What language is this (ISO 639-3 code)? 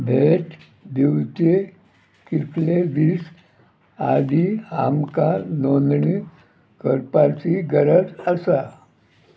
kok